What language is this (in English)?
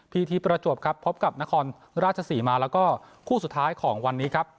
Thai